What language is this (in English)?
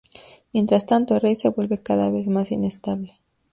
Spanish